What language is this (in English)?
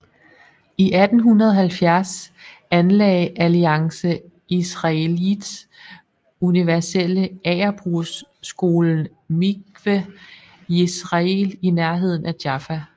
Danish